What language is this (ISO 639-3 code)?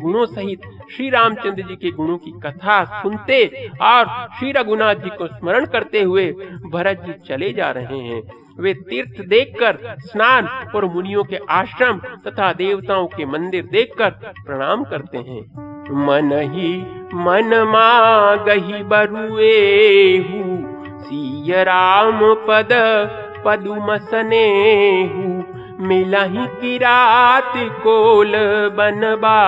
hin